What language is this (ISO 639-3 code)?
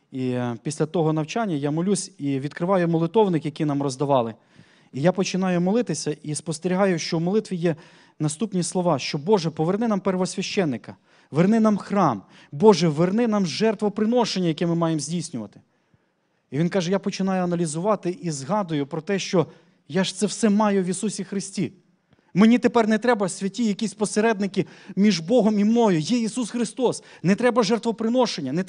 ukr